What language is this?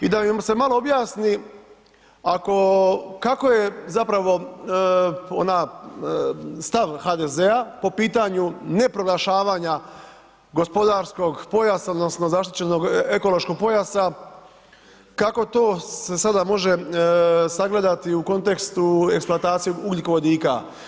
Croatian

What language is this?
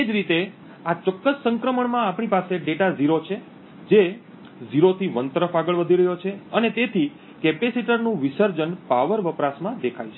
Gujarati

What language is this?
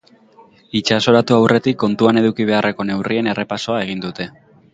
Basque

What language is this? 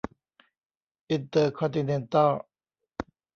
Thai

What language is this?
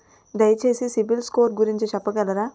Telugu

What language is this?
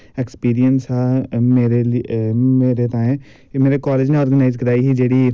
Dogri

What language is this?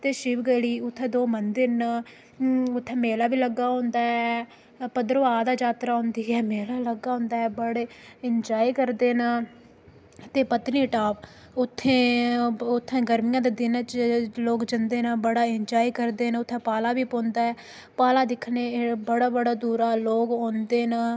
Dogri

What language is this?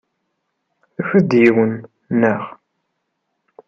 Kabyle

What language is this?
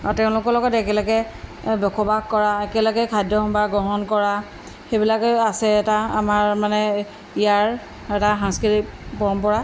Assamese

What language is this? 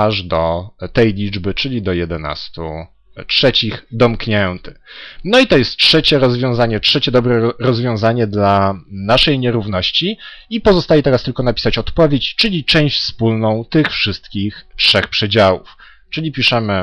Polish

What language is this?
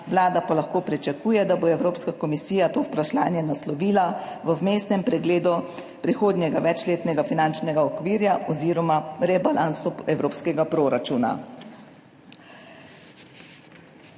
Slovenian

